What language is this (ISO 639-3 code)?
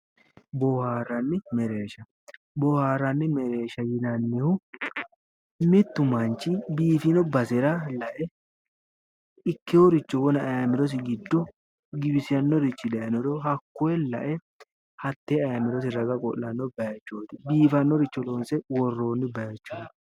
sid